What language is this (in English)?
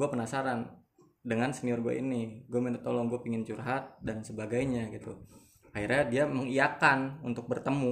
Indonesian